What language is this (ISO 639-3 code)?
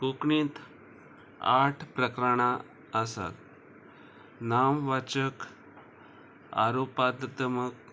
kok